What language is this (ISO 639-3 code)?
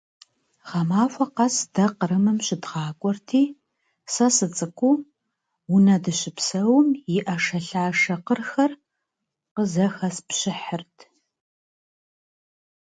kbd